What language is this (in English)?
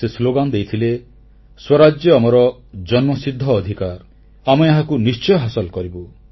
Odia